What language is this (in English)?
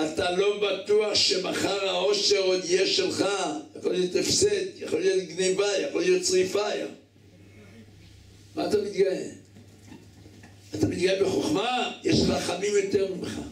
Hebrew